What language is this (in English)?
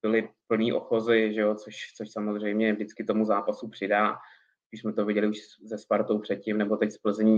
Czech